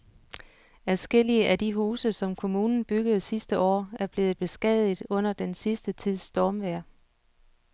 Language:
Danish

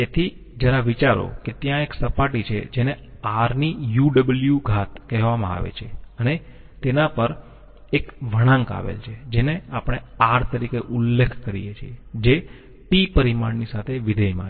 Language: Gujarati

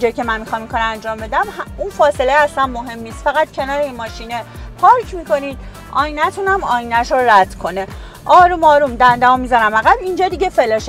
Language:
Persian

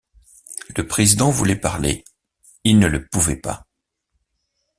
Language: French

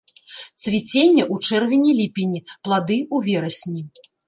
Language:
Belarusian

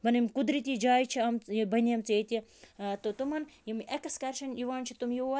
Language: Kashmiri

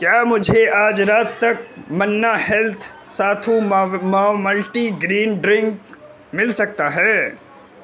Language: Urdu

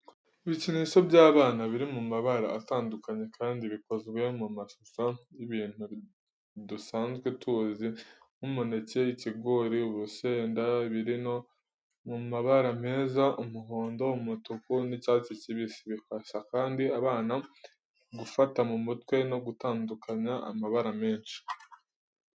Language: Kinyarwanda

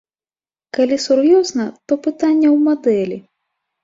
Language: Belarusian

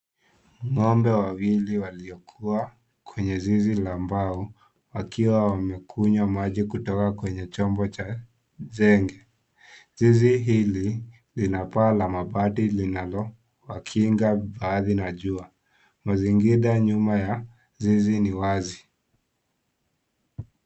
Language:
Swahili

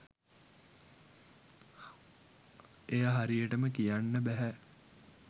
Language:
Sinhala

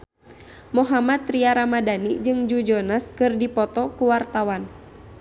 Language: Sundanese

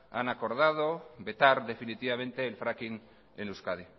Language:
Spanish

